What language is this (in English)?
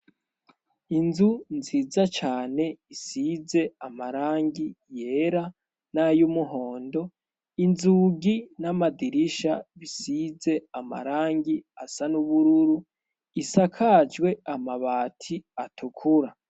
Rundi